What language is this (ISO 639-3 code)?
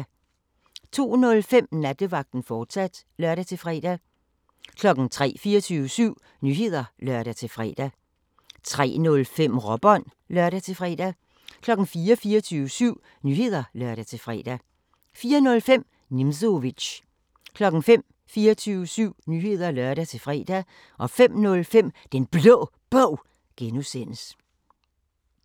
dan